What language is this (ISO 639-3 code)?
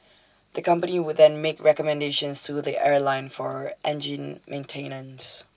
eng